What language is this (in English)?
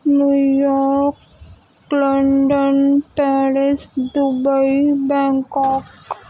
Urdu